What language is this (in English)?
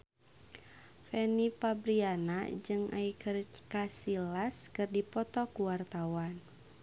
Sundanese